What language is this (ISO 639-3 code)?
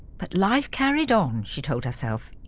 eng